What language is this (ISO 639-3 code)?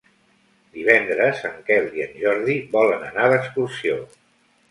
cat